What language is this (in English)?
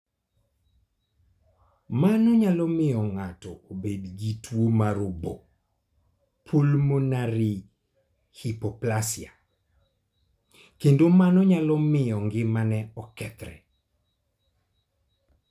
Luo (Kenya and Tanzania)